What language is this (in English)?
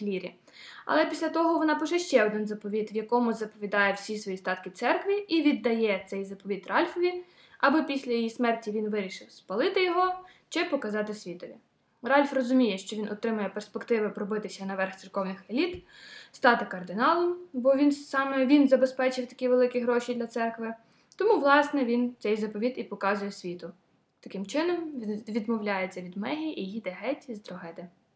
Ukrainian